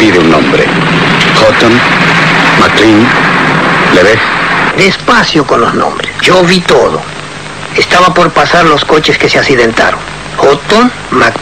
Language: Spanish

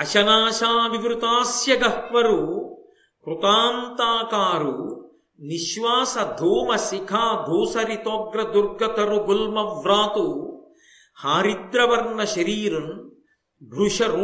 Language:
Telugu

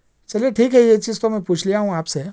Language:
Urdu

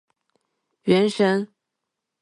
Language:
Chinese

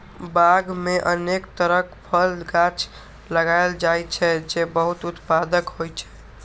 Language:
Maithili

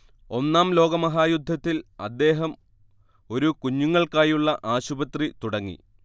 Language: Malayalam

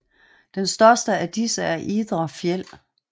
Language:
Danish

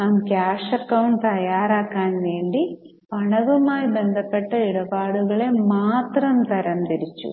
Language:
Malayalam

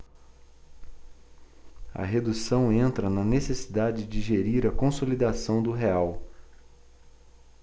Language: Portuguese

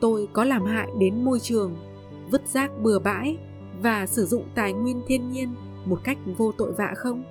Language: Vietnamese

